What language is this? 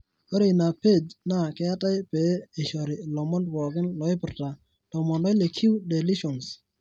Masai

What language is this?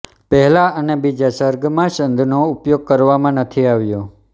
Gujarati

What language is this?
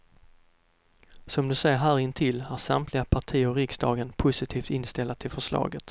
Swedish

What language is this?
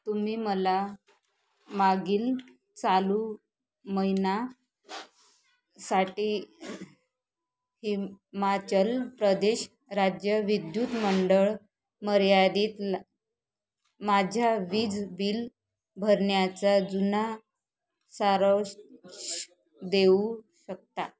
Marathi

